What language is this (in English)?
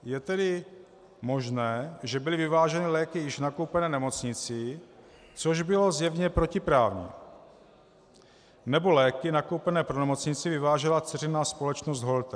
Czech